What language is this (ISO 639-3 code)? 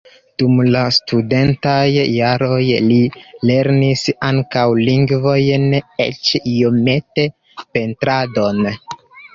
epo